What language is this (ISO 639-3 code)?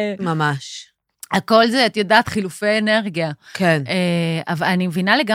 heb